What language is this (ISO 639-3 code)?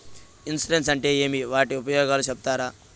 tel